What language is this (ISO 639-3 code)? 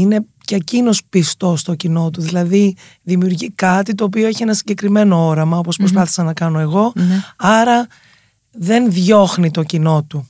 ell